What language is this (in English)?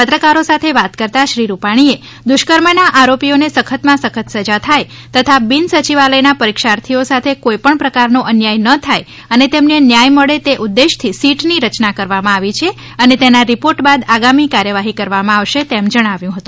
Gujarati